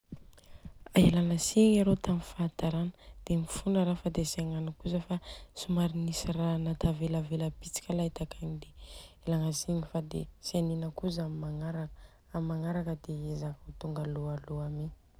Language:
Southern Betsimisaraka Malagasy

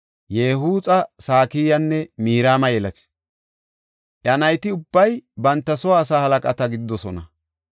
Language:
Gofa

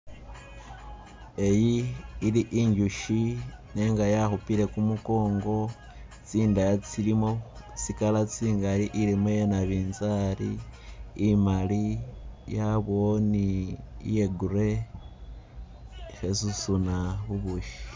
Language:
Masaaba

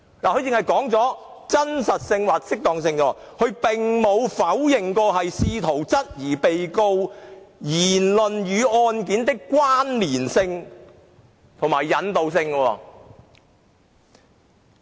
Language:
Cantonese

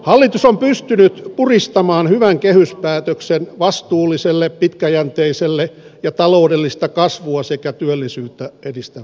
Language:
Finnish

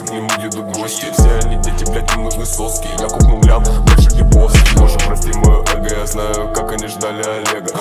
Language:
Russian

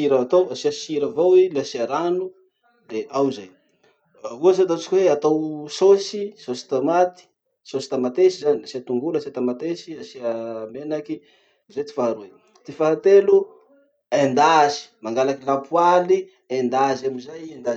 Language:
Masikoro Malagasy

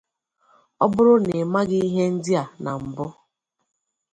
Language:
Igbo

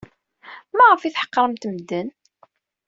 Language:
Kabyle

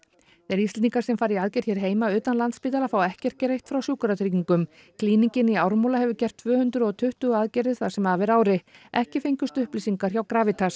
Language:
Icelandic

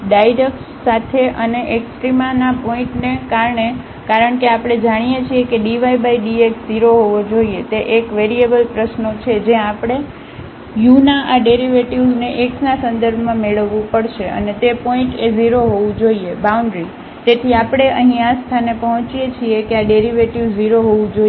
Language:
Gujarati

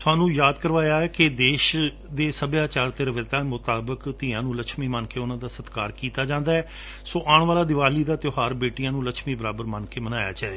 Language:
Punjabi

